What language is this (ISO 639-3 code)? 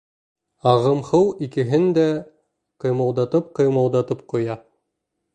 bak